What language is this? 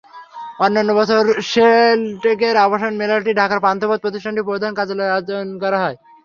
Bangla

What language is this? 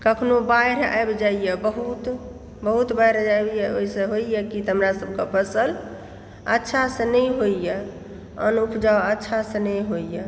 Maithili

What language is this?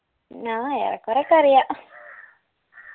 Malayalam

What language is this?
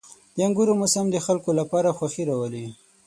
Pashto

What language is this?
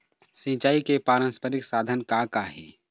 Chhattisgarhi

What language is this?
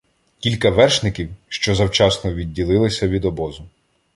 Ukrainian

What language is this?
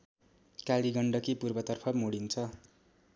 Nepali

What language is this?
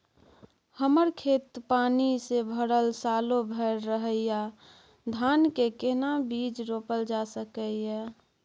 Maithili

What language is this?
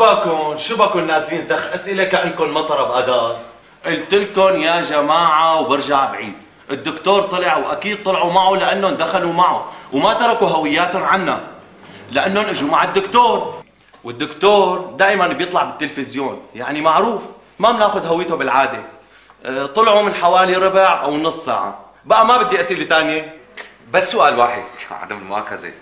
Arabic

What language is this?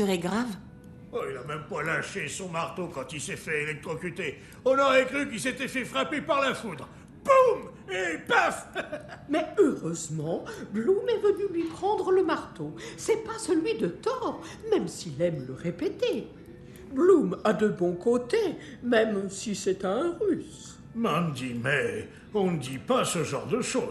French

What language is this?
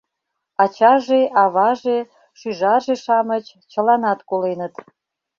Mari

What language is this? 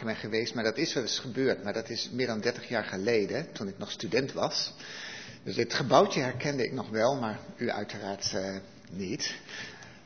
Dutch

